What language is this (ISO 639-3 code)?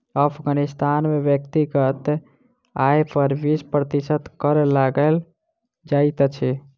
mai